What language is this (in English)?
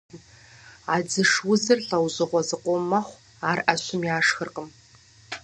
Kabardian